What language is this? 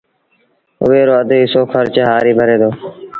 Sindhi Bhil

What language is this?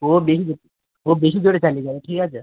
Bangla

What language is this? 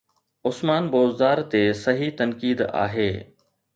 Sindhi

